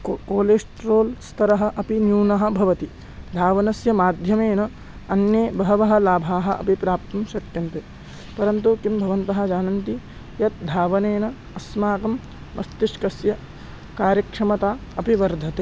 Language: Sanskrit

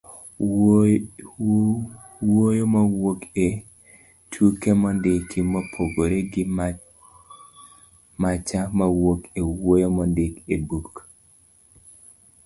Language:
Luo (Kenya and Tanzania)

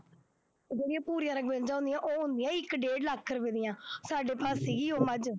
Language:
Punjabi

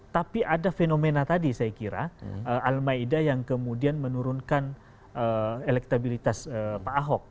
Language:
Indonesian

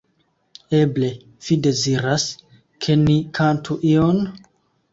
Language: Esperanto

